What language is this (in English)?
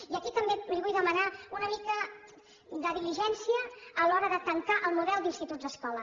Catalan